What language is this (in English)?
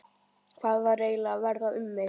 Icelandic